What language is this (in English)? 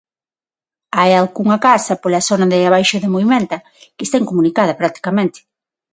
Galician